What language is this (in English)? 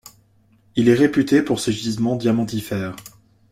French